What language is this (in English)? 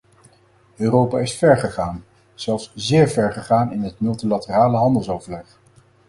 Dutch